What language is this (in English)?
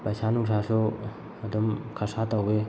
Manipuri